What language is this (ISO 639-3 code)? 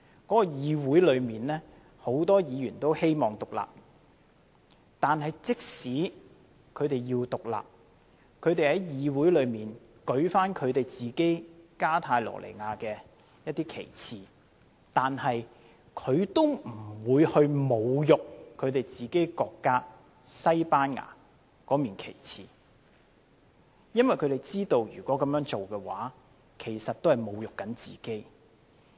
yue